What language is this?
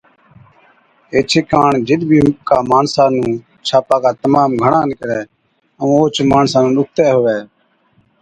Od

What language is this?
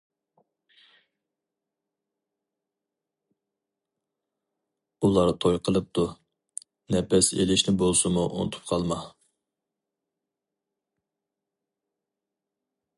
Uyghur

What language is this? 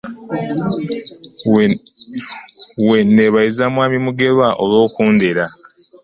Ganda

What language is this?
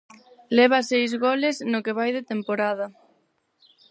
Galician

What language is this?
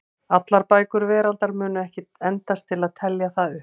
Icelandic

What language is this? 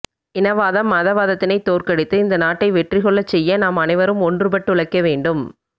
Tamil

